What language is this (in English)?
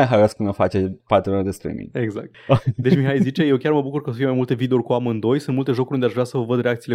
Romanian